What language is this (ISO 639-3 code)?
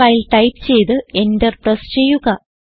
mal